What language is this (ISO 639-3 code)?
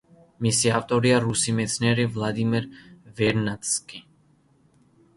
kat